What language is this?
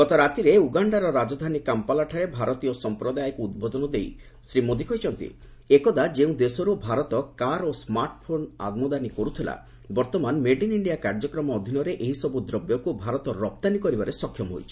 Odia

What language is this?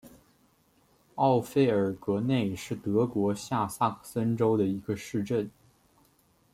Chinese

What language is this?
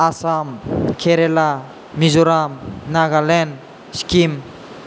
Bodo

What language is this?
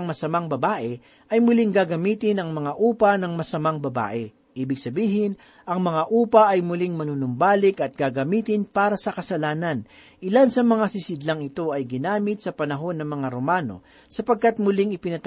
Filipino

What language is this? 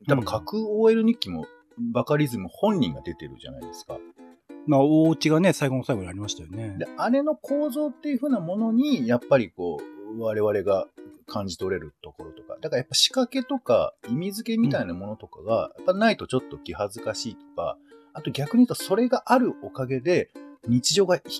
Japanese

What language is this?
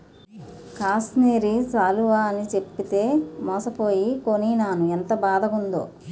Telugu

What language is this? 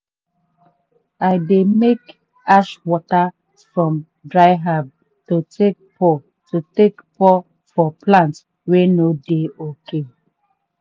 Nigerian Pidgin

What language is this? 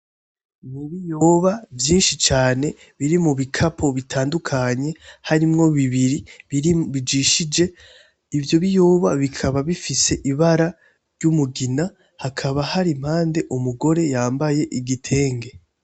Rundi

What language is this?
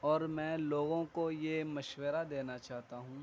Urdu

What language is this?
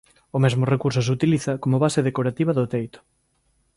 Galician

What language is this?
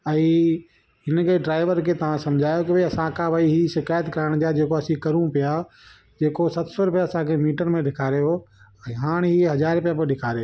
Sindhi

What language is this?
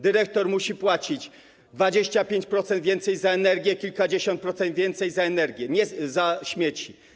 Polish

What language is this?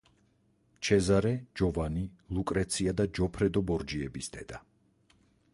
Georgian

